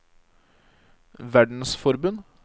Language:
Norwegian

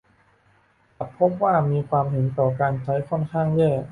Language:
Thai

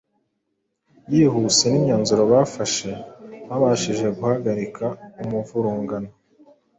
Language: Kinyarwanda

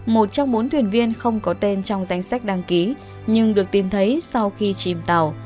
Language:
Vietnamese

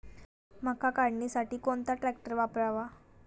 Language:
Marathi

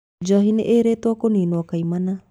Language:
Kikuyu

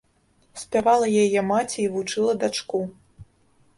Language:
Belarusian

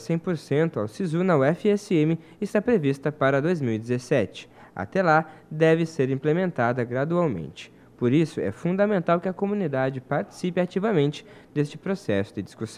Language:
Portuguese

